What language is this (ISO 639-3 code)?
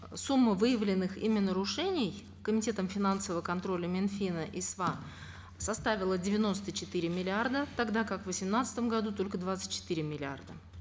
kaz